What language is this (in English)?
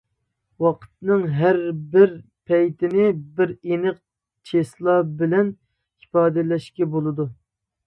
Uyghur